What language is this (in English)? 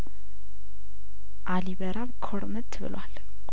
Amharic